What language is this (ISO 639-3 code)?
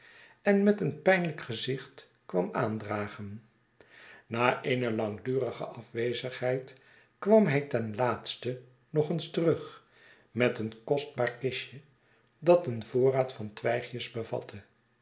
nld